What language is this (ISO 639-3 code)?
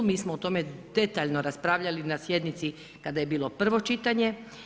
hrv